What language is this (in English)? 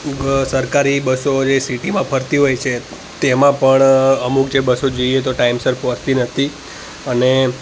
Gujarati